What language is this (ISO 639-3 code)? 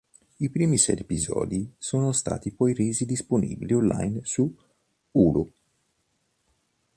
ita